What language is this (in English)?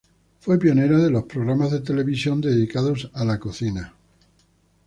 Spanish